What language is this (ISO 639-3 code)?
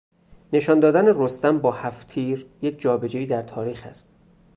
fas